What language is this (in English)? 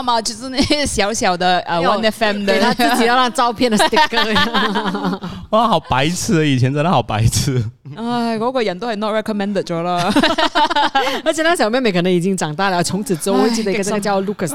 Chinese